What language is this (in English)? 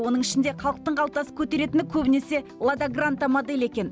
Kazakh